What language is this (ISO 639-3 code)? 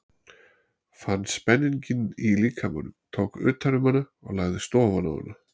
isl